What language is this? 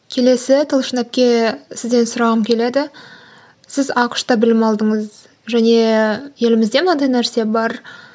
Kazakh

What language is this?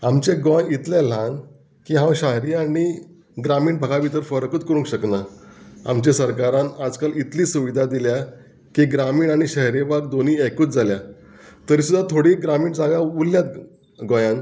Konkani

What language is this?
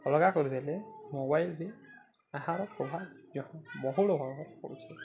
Odia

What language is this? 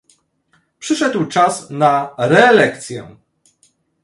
Polish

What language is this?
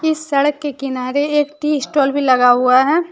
Hindi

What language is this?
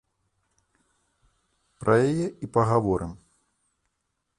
Belarusian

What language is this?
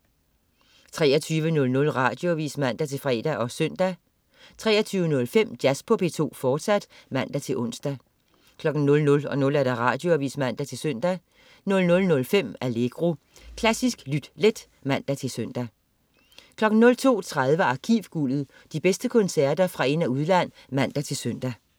Danish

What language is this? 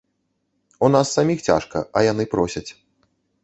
Belarusian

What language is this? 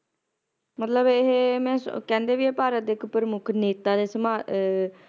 Punjabi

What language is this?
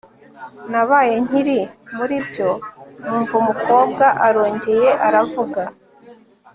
Kinyarwanda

